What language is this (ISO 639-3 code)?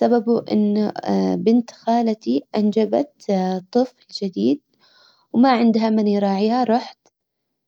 acw